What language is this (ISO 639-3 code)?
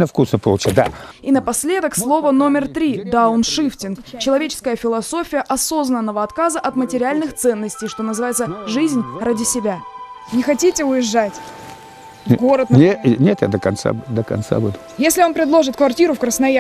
rus